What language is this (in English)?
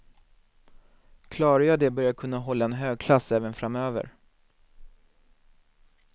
Swedish